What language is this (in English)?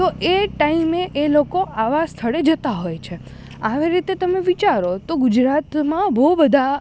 Gujarati